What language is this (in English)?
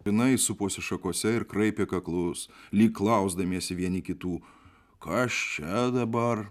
Lithuanian